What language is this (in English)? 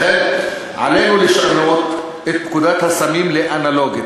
Hebrew